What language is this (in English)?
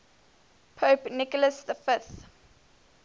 English